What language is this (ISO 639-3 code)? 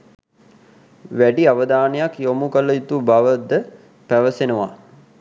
sin